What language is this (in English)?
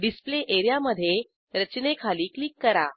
Marathi